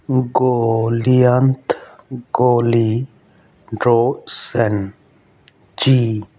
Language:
Punjabi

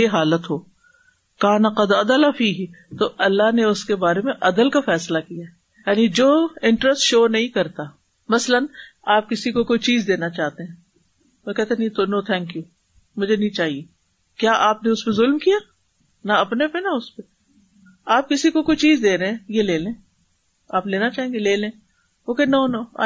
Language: Urdu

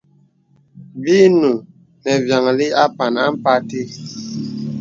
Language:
Bebele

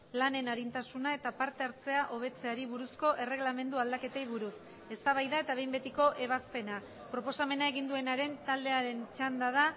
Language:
Basque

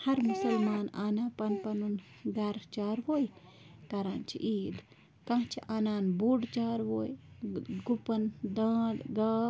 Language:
Kashmiri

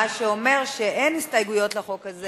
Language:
Hebrew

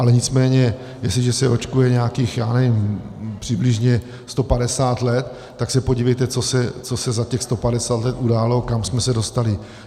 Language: Czech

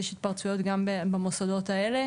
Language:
Hebrew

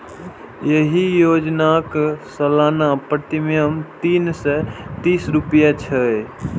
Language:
Maithili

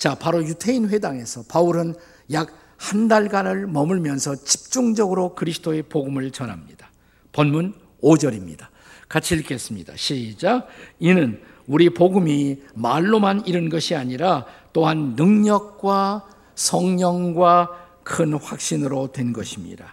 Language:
Korean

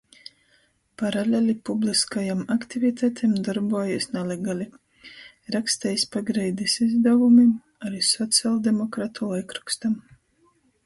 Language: Latgalian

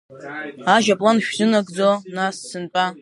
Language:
Abkhazian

